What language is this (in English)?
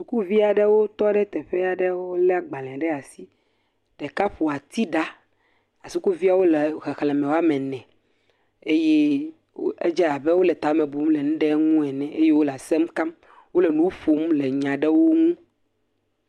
Ewe